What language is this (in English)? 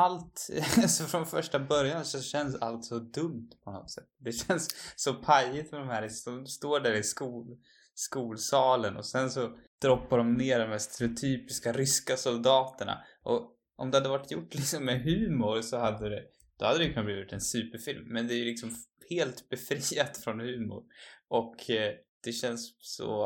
Swedish